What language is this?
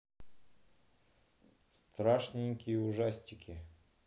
Russian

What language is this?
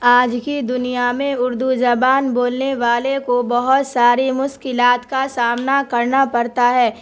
Urdu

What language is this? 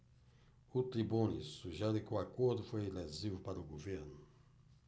Portuguese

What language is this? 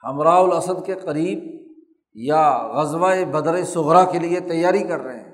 Urdu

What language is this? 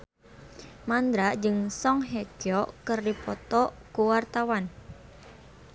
Sundanese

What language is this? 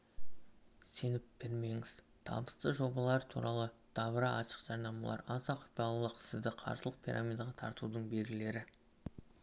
Kazakh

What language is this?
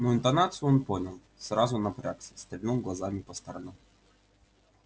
Russian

